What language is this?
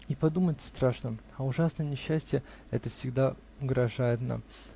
Russian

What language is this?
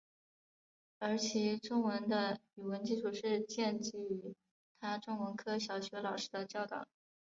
Chinese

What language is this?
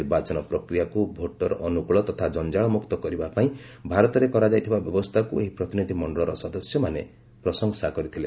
Odia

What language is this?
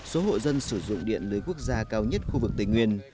Vietnamese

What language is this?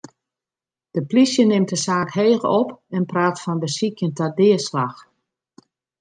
Western Frisian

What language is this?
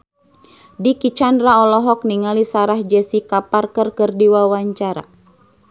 Sundanese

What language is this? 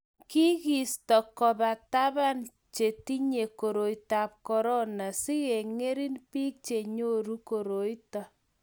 Kalenjin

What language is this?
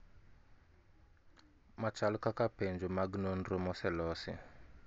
Luo (Kenya and Tanzania)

